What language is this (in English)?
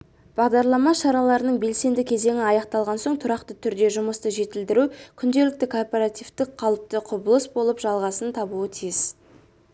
Kazakh